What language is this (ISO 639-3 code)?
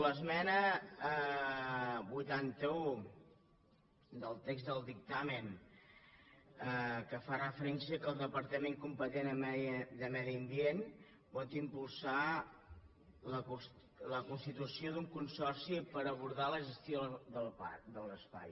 cat